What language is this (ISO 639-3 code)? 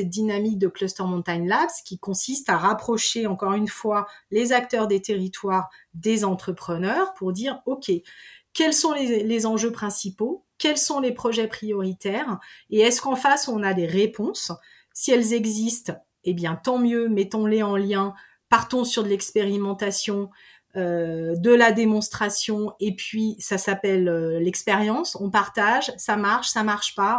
fra